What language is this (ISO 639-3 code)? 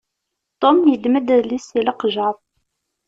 kab